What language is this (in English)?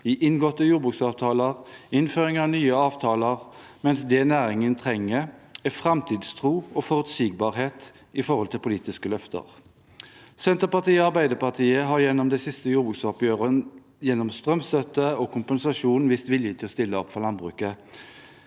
Norwegian